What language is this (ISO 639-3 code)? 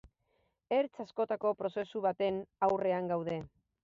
eus